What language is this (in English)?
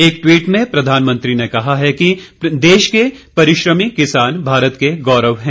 Hindi